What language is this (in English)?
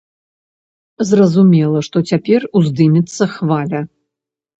Belarusian